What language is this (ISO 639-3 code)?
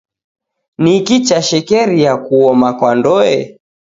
dav